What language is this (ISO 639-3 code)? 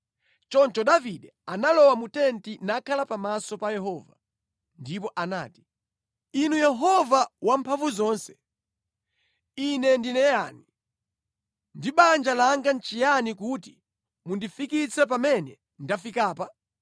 nya